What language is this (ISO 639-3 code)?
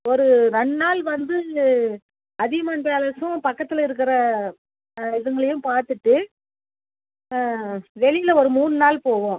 tam